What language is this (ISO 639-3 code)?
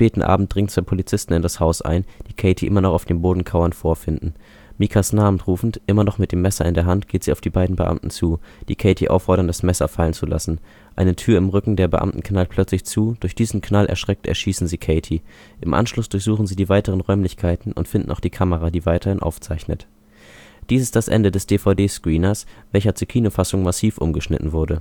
deu